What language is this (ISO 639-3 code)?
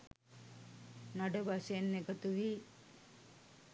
sin